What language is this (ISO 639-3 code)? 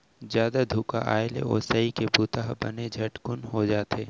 hne